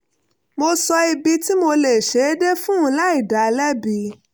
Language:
Yoruba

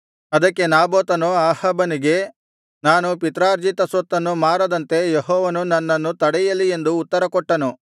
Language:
Kannada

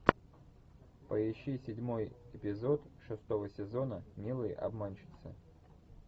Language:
Russian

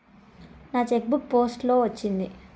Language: Telugu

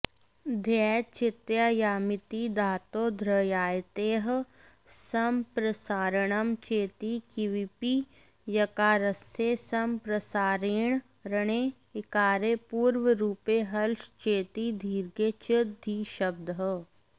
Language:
Sanskrit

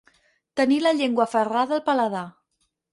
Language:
Catalan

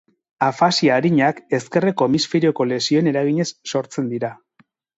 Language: Basque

